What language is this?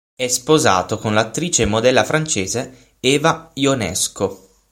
Italian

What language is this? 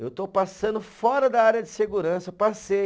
Portuguese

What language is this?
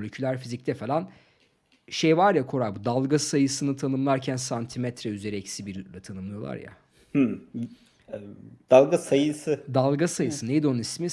Turkish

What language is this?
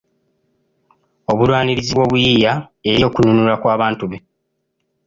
Ganda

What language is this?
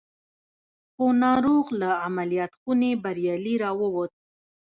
Pashto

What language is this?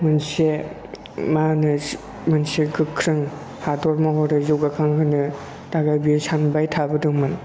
Bodo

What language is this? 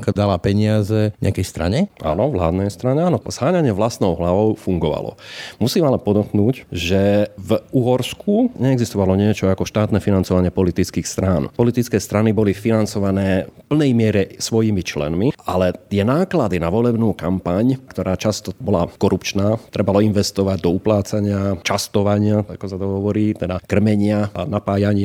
Slovak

